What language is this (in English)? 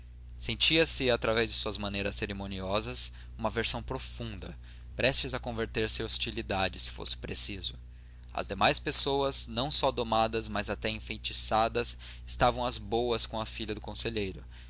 Portuguese